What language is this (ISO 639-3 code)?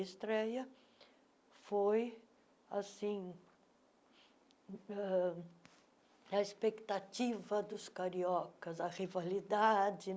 por